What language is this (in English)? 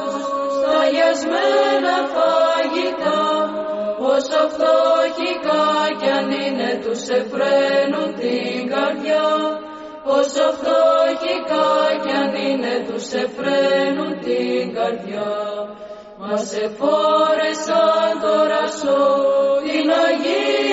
Greek